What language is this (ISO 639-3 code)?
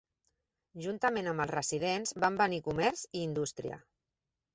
cat